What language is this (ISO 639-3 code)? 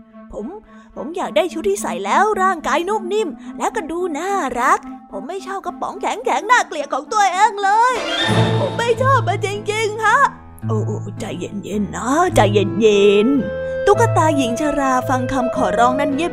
tha